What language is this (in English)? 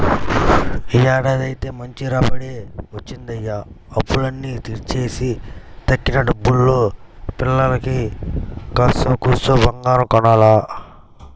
Telugu